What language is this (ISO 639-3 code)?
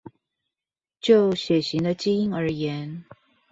zho